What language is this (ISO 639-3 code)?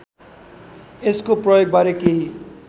nep